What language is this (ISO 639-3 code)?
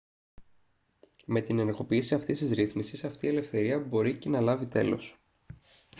ell